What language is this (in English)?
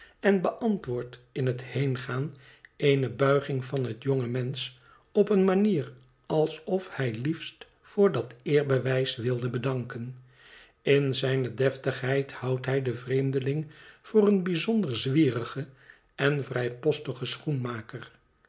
Dutch